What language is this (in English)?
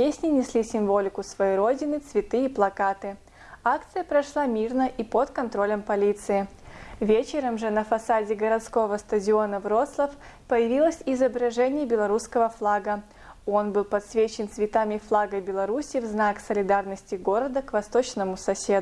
Russian